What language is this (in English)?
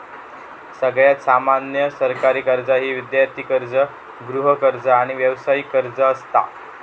Marathi